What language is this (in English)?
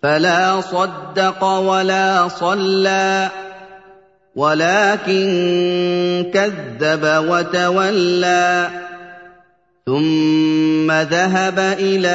Arabic